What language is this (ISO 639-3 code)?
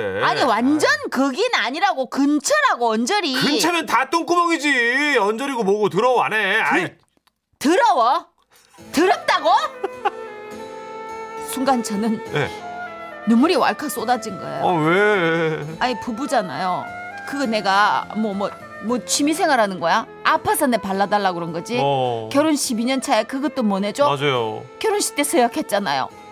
kor